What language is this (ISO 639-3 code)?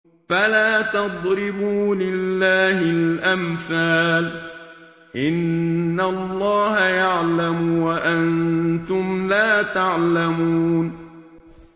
ara